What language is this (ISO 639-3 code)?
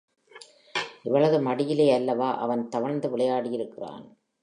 tam